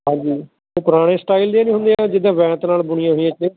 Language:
Punjabi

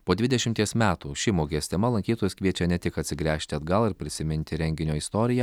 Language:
Lithuanian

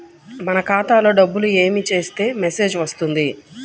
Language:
Telugu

